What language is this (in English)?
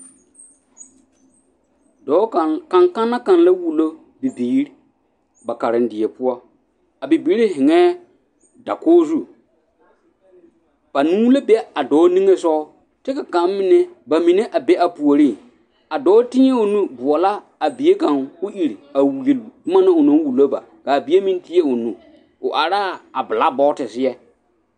Southern Dagaare